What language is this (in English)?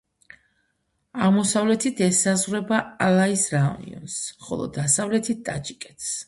Georgian